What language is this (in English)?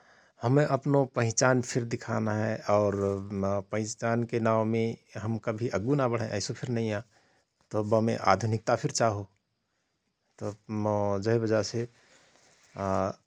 Rana Tharu